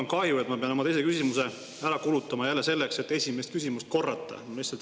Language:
Estonian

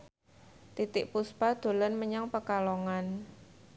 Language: Javanese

